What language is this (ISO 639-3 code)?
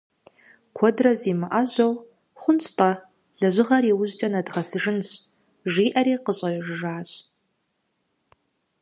kbd